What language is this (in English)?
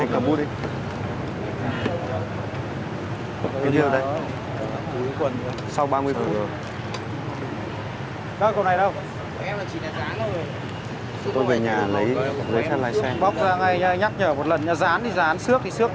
Vietnamese